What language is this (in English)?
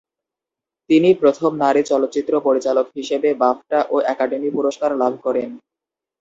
Bangla